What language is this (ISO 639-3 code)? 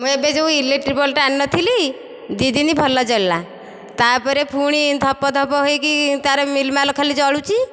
ori